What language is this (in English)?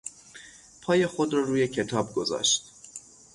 Persian